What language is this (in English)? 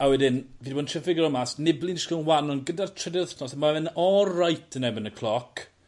Welsh